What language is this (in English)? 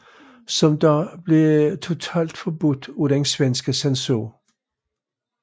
Danish